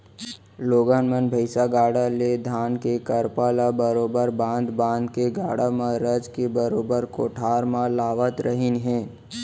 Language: Chhattisgarhi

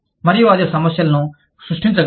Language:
Telugu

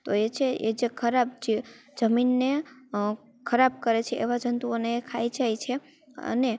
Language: Gujarati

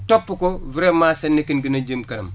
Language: Wolof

